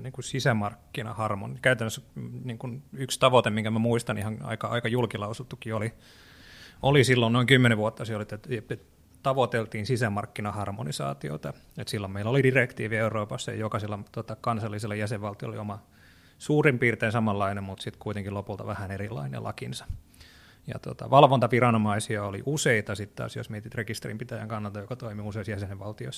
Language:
Finnish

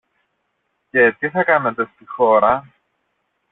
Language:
Greek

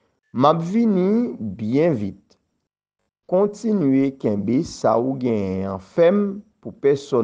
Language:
French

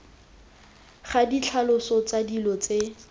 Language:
Tswana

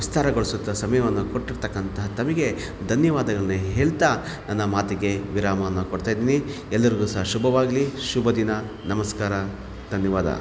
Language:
Kannada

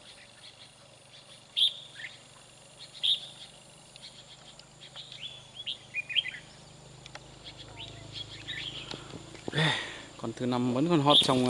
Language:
Vietnamese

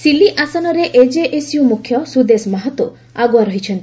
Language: Odia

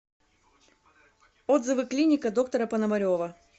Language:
Russian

